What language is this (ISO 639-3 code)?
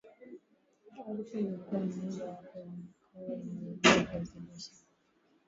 swa